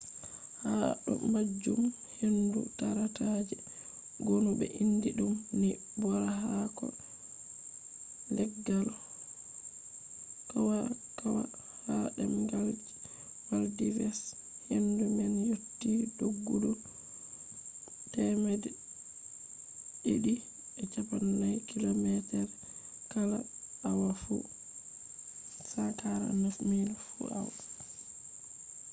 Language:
Fula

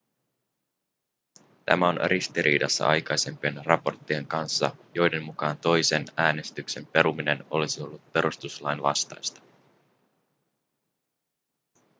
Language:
Finnish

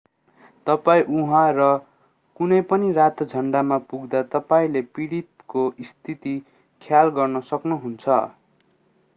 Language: Nepali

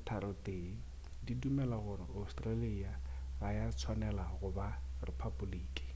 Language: Northern Sotho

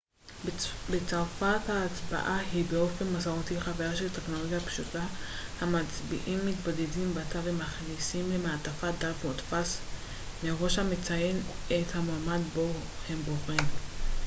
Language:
Hebrew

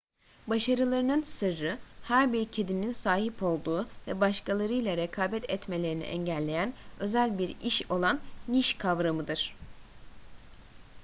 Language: Turkish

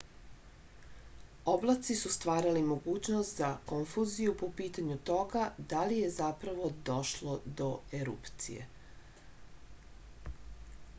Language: Serbian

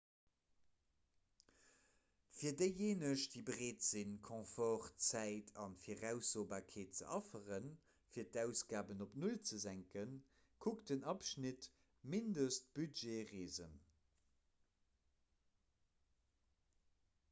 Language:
Luxembourgish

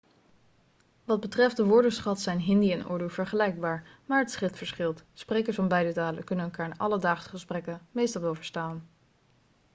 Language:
Dutch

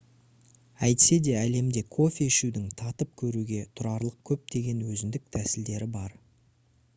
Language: Kazakh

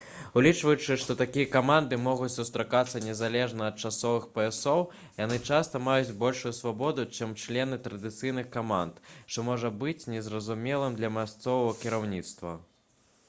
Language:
Belarusian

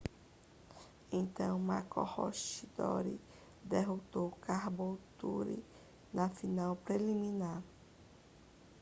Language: Portuguese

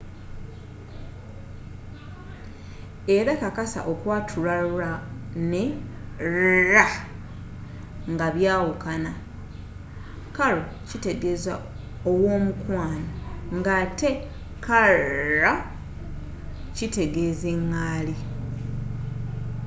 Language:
Ganda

